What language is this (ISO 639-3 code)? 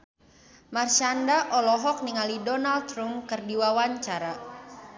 sun